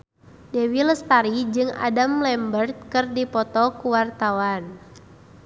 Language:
Sundanese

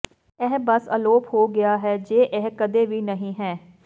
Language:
Punjabi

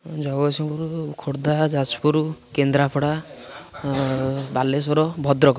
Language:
Odia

